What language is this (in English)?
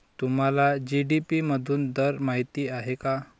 Marathi